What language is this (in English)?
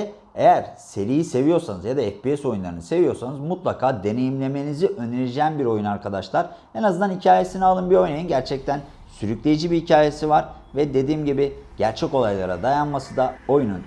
Turkish